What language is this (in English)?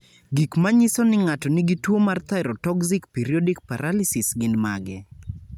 Luo (Kenya and Tanzania)